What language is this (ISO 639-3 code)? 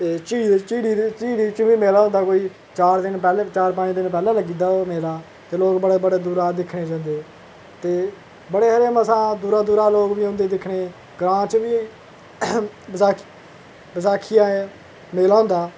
doi